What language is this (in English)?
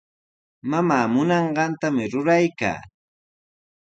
Sihuas Ancash Quechua